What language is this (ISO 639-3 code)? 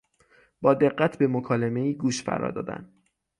fas